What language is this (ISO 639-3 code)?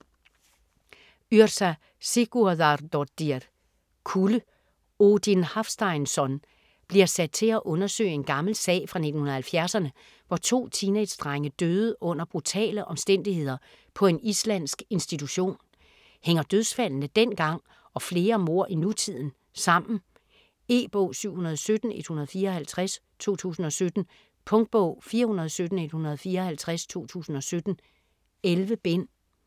dan